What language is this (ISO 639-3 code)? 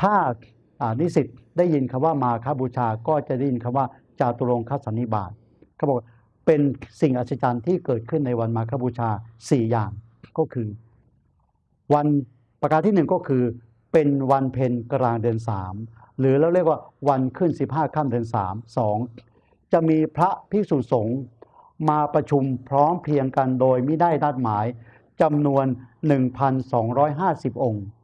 tha